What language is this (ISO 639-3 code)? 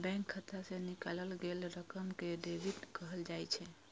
mai